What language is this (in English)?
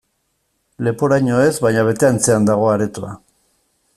Basque